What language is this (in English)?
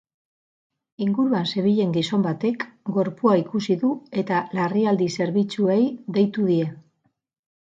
Basque